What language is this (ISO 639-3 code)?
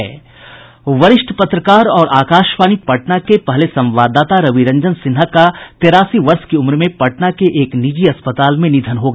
hin